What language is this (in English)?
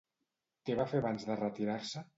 Catalan